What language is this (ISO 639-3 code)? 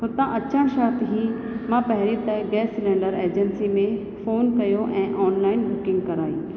snd